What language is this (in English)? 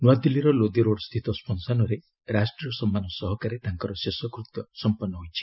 Odia